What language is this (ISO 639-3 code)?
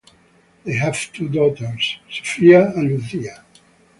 eng